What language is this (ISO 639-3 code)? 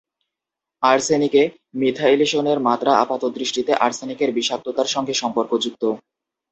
ben